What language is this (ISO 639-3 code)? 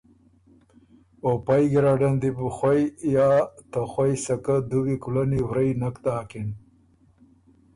oru